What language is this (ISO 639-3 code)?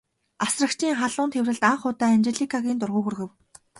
mon